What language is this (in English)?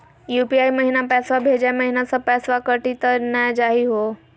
Magahi